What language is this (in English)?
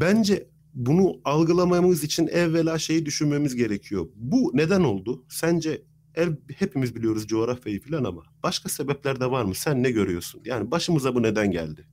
Turkish